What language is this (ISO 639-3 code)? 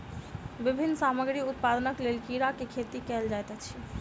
mai